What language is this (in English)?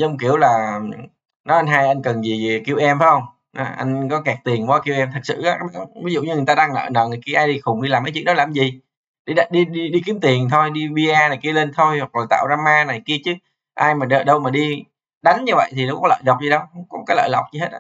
Vietnamese